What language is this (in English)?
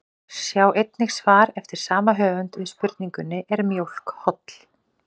Icelandic